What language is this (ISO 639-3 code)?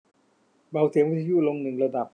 tha